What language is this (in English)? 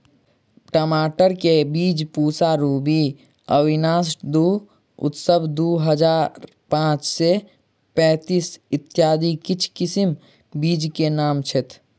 Maithili